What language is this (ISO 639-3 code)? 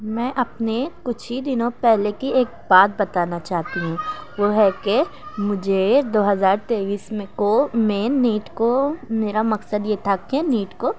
urd